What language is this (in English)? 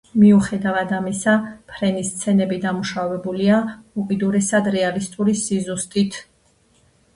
Georgian